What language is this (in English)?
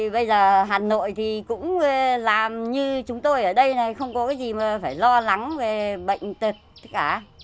Vietnamese